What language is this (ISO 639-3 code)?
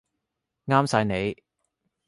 yue